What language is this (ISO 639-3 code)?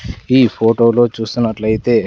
tel